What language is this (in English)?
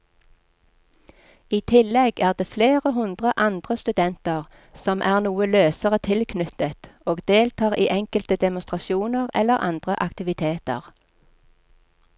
Norwegian